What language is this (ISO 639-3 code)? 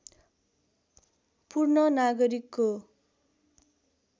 nep